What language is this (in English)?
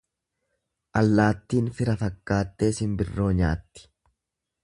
Oromo